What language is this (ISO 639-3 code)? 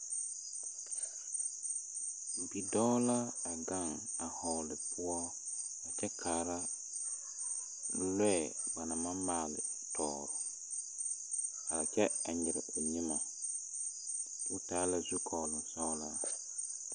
dga